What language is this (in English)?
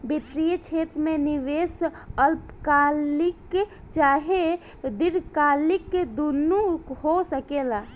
Bhojpuri